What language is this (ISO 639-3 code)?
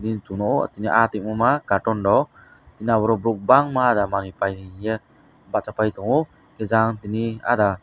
trp